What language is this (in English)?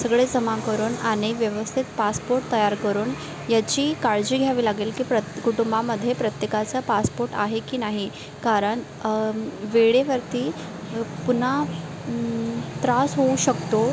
Marathi